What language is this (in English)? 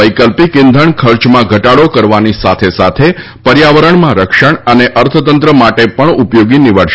Gujarati